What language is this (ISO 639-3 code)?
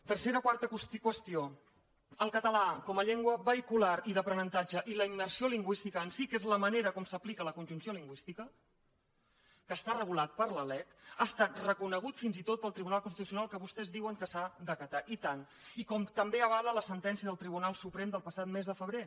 cat